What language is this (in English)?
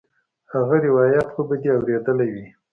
Pashto